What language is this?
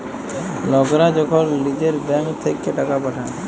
Bangla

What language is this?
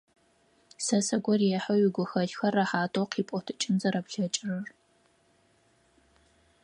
Adyghe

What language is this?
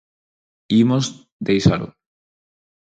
Galician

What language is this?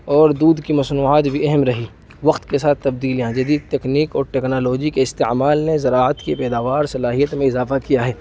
Urdu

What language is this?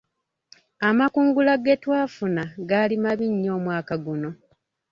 Ganda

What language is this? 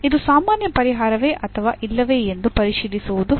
Kannada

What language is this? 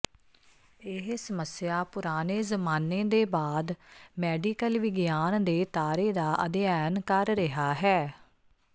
Punjabi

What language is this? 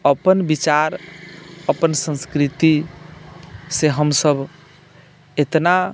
Maithili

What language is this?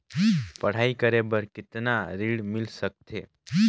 Chhattisgarhi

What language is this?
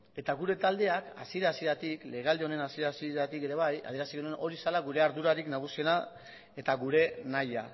Basque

